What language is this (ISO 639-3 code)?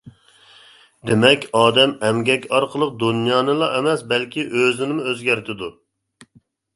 uig